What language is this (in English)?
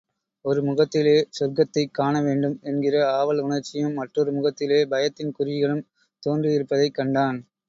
Tamil